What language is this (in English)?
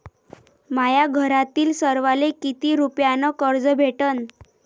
Marathi